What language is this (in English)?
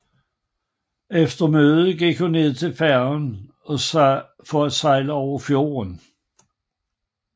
Danish